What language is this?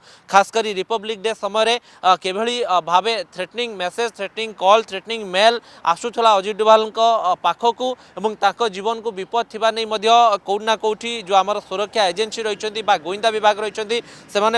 Hindi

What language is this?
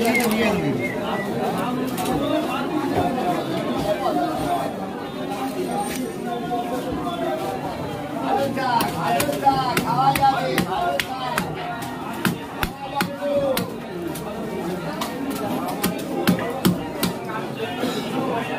Arabic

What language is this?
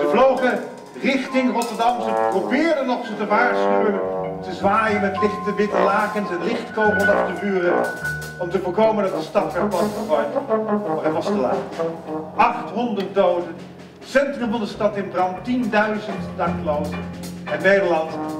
Dutch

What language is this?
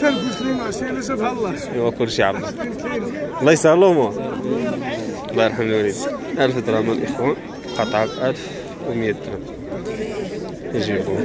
Arabic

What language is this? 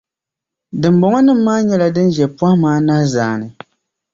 Dagbani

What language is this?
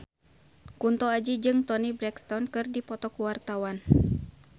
Sundanese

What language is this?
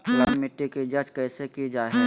Magahi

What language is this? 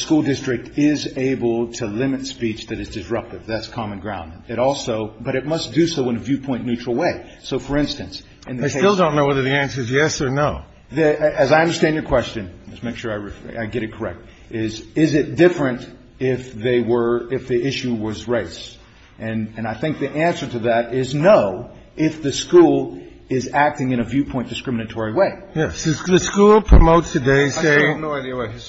English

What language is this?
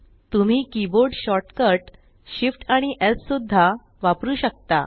Marathi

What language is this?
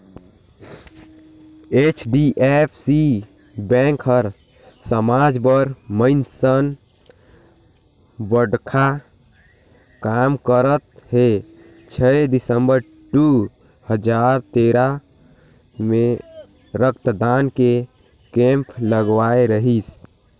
Chhattisgarhi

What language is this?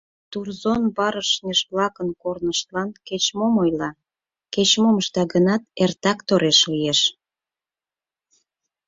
Mari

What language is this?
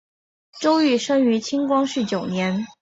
Chinese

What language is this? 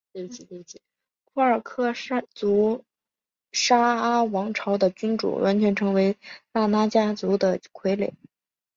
Chinese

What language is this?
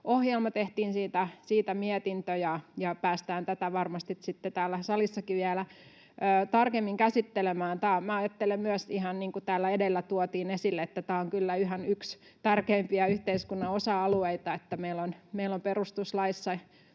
Finnish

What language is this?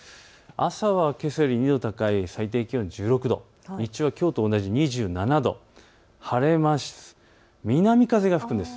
Japanese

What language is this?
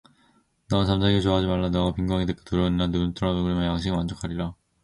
Korean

